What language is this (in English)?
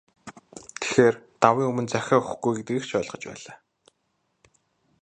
Mongolian